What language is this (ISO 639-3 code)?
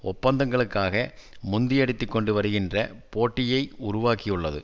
tam